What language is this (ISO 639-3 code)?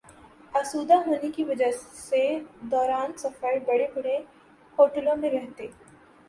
urd